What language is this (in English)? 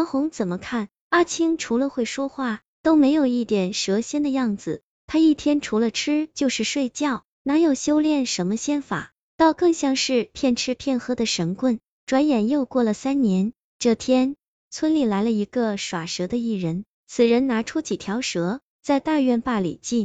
Chinese